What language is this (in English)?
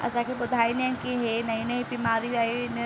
Sindhi